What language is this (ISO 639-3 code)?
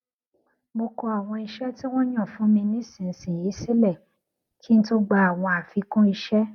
yor